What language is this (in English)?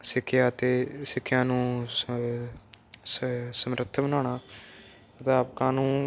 Punjabi